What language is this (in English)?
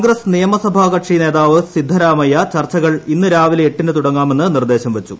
Malayalam